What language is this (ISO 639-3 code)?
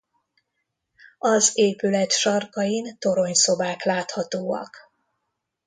hun